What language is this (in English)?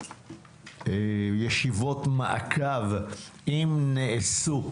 Hebrew